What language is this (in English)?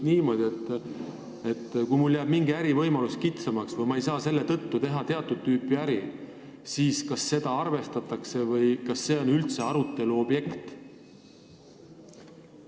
Estonian